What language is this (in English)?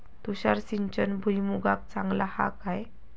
Marathi